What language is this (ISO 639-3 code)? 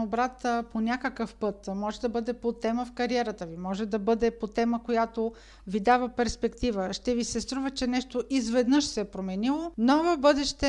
bul